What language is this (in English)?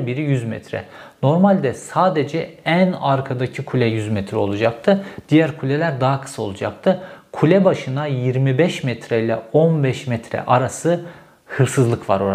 Turkish